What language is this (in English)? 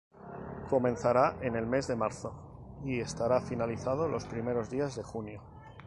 Spanish